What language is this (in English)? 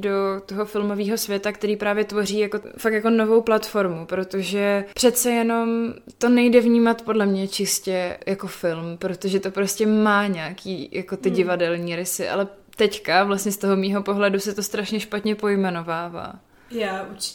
Czech